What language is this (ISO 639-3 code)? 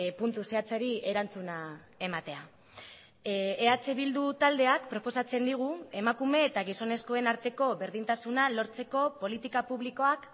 eus